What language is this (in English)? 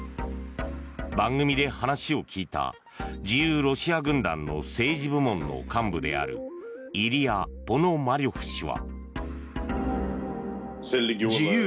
Japanese